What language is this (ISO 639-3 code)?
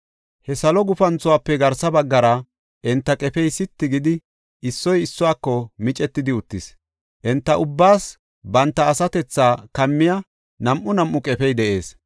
gof